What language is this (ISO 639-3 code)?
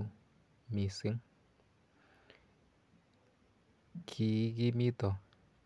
kln